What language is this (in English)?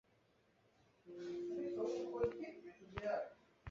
Chinese